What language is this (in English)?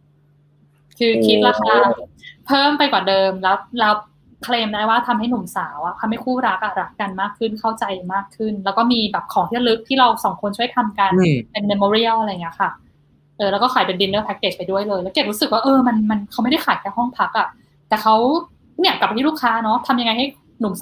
Thai